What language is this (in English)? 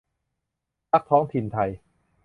Thai